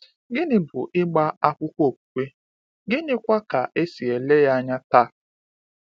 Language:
Igbo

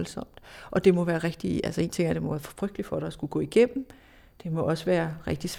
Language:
Danish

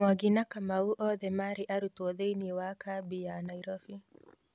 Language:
Kikuyu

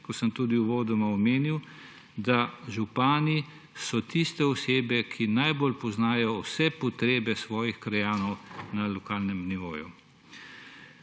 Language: Slovenian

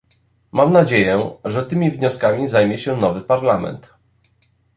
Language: Polish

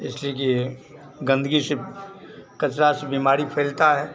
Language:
Hindi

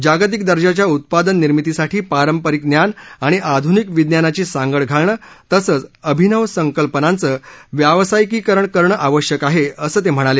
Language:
Marathi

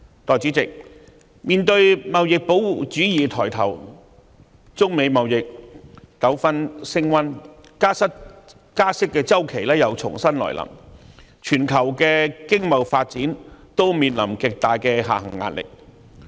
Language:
Cantonese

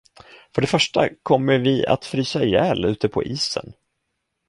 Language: Swedish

